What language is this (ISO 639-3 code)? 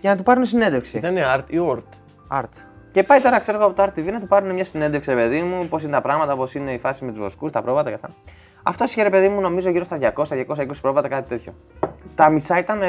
ell